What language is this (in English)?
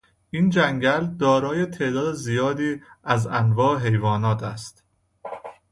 Persian